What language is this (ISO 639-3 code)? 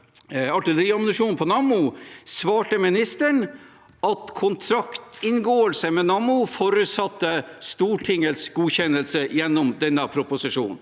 nor